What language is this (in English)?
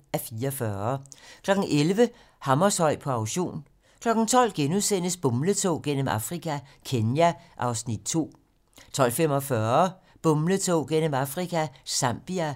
Danish